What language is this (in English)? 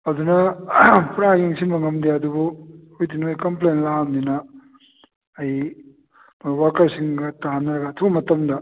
Manipuri